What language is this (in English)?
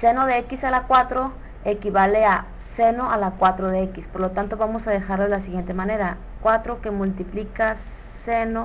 Spanish